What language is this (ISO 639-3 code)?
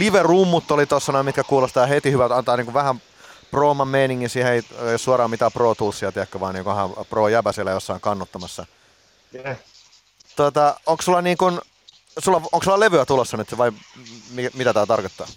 fin